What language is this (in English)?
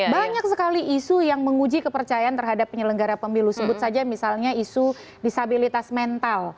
Indonesian